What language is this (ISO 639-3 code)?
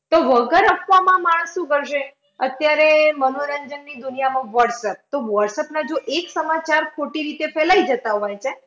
guj